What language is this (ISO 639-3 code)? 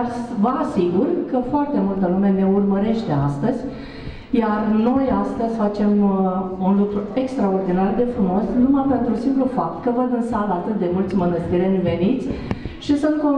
ron